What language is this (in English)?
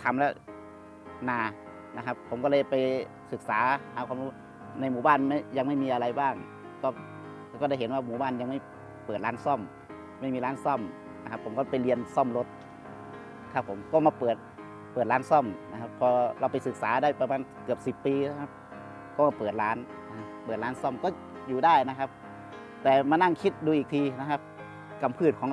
Thai